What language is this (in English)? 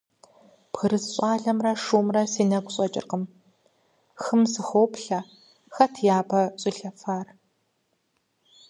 Kabardian